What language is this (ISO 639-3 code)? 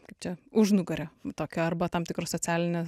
lit